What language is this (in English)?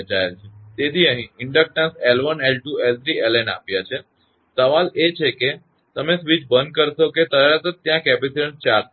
Gujarati